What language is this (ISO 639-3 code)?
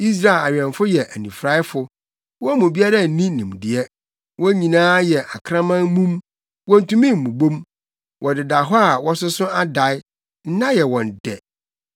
aka